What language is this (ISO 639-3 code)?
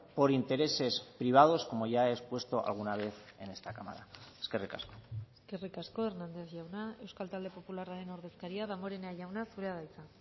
eus